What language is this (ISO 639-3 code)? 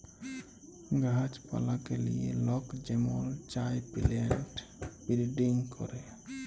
ben